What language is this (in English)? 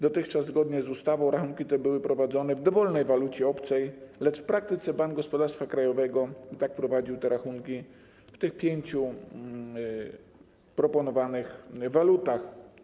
Polish